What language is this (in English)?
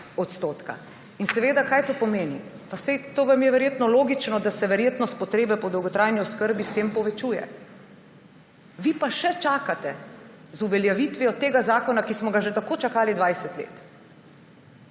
Slovenian